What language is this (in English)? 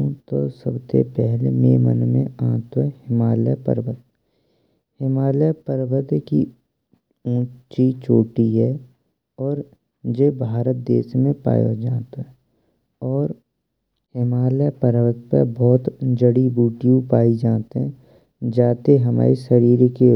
Braj